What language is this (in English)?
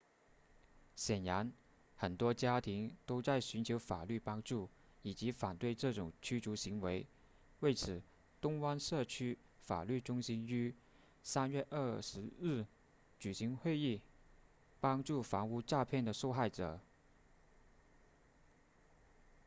Chinese